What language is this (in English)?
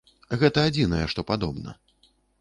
Belarusian